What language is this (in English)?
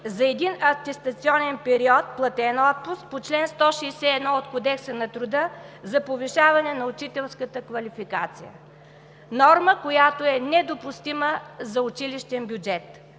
Bulgarian